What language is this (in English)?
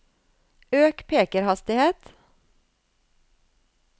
Norwegian